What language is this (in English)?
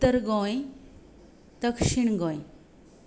Konkani